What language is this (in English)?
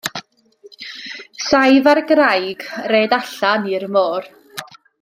Welsh